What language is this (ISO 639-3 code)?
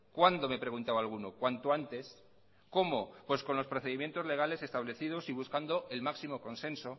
spa